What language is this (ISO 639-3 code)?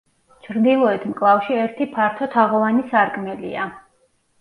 kat